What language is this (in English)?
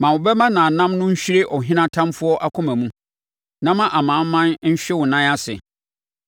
Akan